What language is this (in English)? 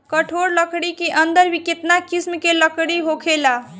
Bhojpuri